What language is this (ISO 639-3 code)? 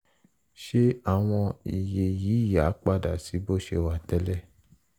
yor